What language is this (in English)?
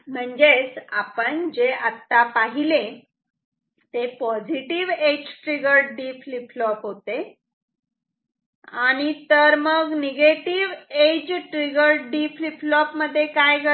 Marathi